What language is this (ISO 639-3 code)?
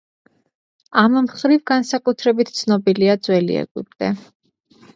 kat